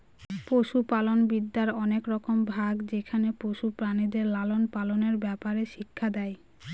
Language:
Bangla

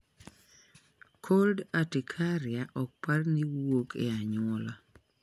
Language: Luo (Kenya and Tanzania)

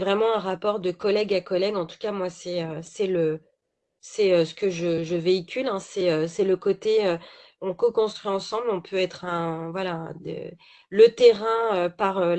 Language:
French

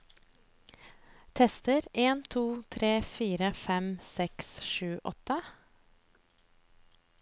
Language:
Norwegian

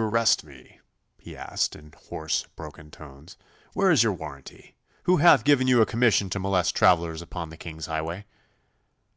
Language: English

